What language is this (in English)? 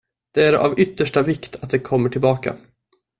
Swedish